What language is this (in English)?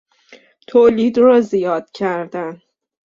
Persian